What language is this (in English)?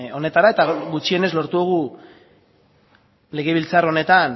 Basque